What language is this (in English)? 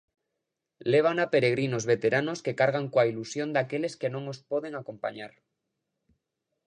Galician